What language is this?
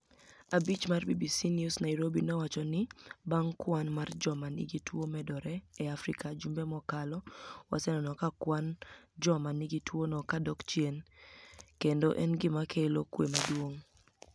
Luo (Kenya and Tanzania)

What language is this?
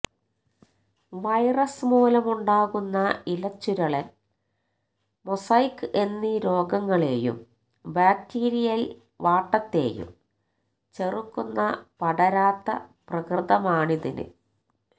Malayalam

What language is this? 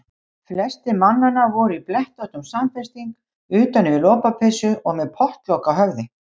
Icelandic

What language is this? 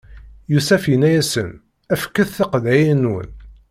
Kabyle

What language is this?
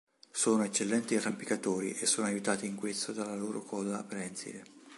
Italian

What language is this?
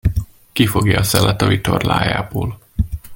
Hungarian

